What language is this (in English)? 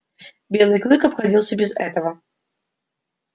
Russian